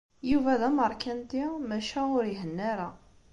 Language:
Kabyle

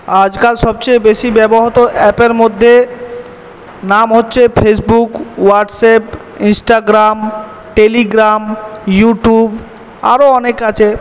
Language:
Bangla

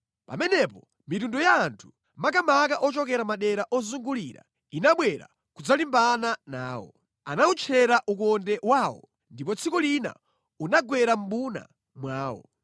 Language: Nyanja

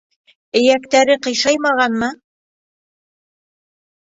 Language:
Bashkir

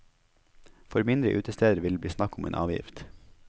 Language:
Norwegian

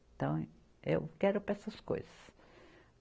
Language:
Portuguese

